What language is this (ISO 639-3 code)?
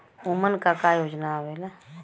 bho